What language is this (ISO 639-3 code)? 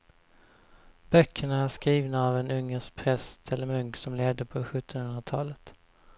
swe